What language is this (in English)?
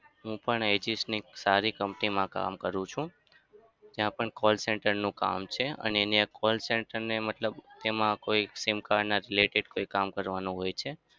Gujarati